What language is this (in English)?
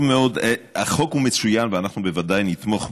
Hebrew